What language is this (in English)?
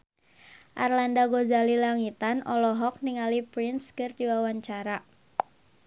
Sundanese